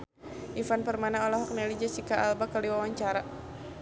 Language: Sundanese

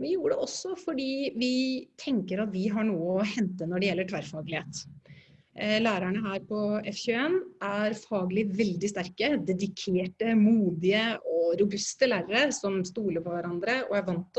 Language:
Norwegian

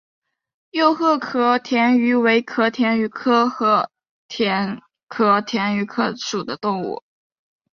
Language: Chinese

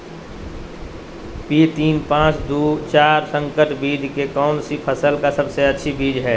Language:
Magahi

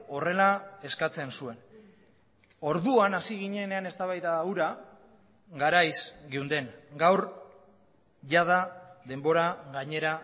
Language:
Basque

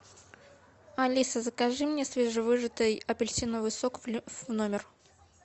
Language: Russian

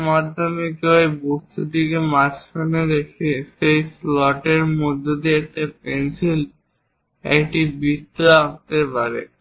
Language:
Bangla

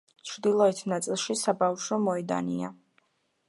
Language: Georgian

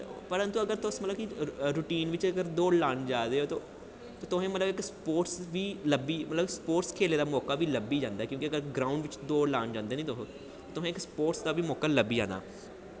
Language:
Dogri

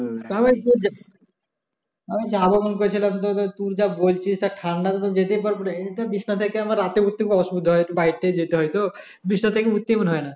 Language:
Bangla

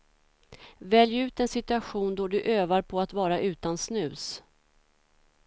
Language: Swedish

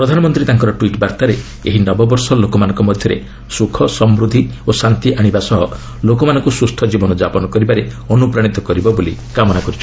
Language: Odia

